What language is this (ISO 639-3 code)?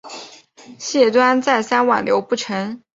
zho